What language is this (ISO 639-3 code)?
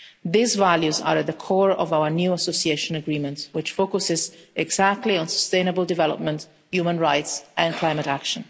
eng